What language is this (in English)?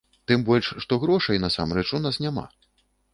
Belarusian